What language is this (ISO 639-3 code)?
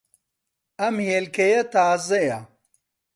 ckb